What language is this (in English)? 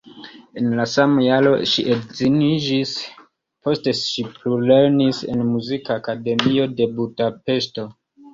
Esperanto